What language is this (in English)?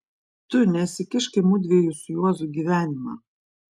Lithuanian